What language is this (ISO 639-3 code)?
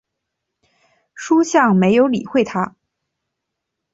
zho